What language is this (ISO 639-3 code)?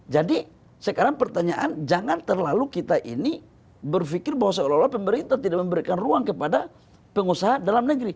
ind